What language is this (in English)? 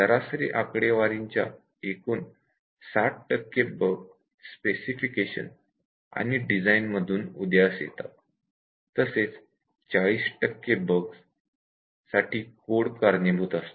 Marathi